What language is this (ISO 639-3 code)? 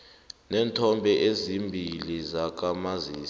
nbl